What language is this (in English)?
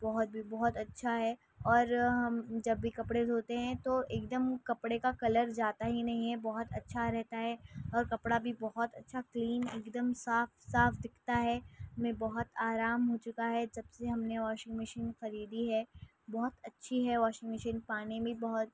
Urdu